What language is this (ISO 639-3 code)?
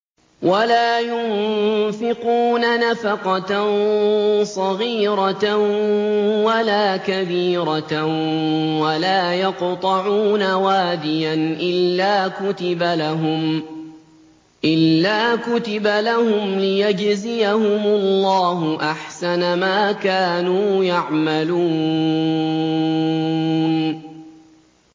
ara